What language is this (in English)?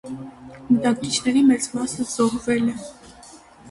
Armenian